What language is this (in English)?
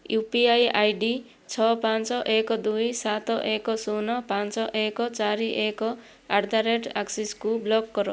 Odia